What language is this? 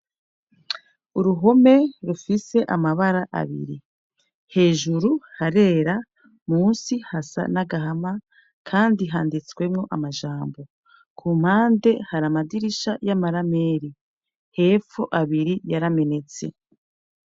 Rundi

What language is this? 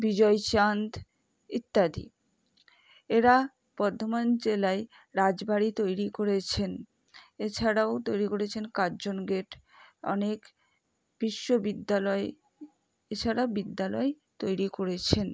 Bangla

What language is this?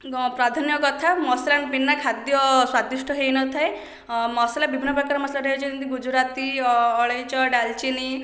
Odia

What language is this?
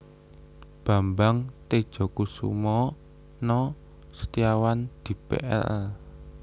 Javanese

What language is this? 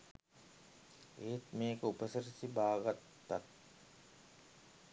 Sinhala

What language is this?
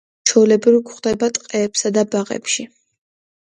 Georgian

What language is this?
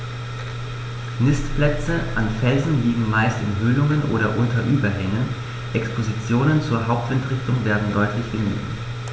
German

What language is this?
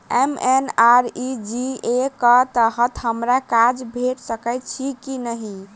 Maithili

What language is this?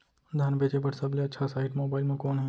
Chhattisgarhi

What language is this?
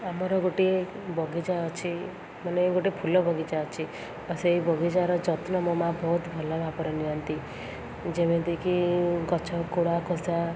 Odia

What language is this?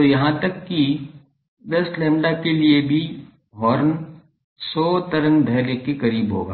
Hindi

